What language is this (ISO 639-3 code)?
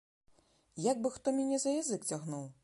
bel